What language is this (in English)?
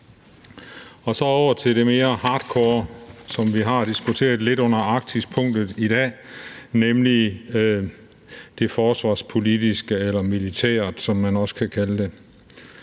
Danish